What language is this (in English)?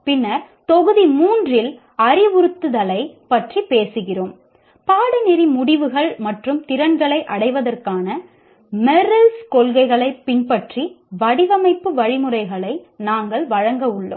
Tamil